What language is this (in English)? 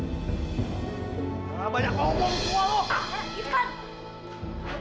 Indonesian